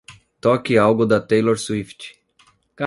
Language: Portuguese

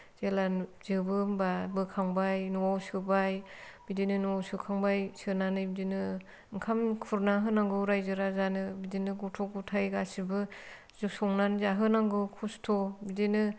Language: Bodo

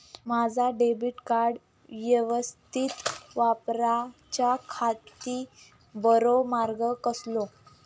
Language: Marathi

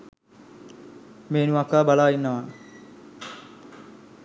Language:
Sinhala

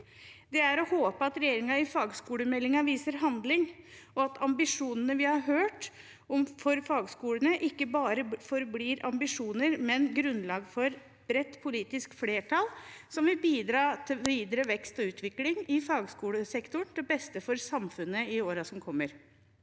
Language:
Norwegian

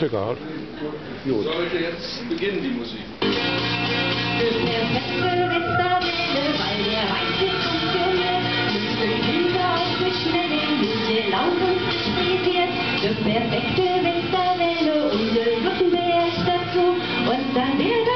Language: German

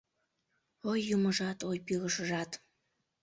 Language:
Mari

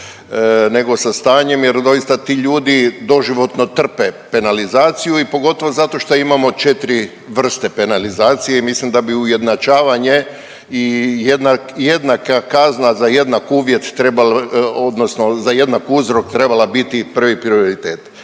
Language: Croatian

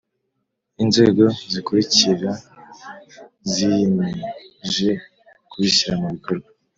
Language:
Kinyarwanda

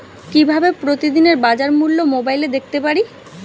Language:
Bangla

